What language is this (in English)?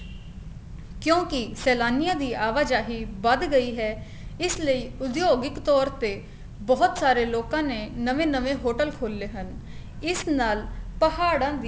Punjabi